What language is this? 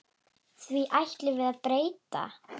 Icelandic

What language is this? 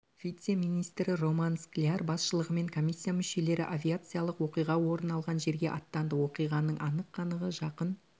Kazakh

